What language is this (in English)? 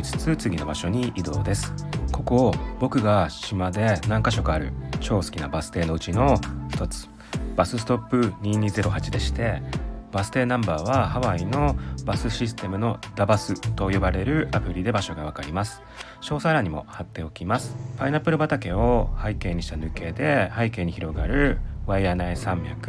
Japanese